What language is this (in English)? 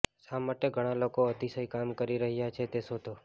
Gujarati